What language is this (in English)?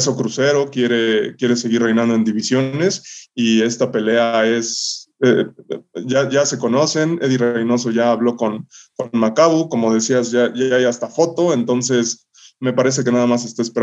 Spanish